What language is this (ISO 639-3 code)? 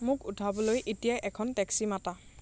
asm